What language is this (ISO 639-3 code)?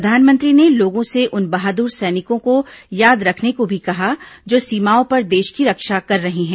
hin